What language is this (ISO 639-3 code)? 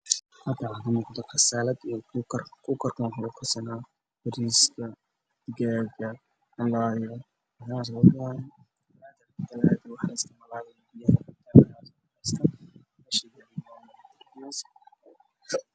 som